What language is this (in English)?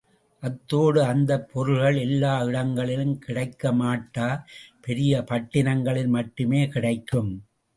Tamil